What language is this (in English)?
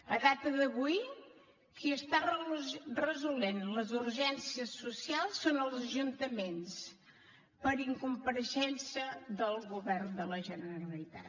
Catalan